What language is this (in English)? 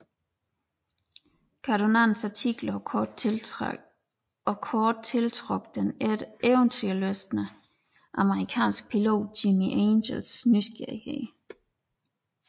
Danish